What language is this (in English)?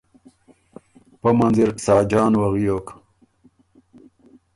Ormuri